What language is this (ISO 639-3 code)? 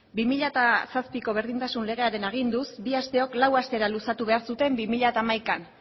eus